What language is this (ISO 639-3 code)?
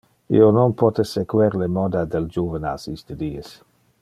ina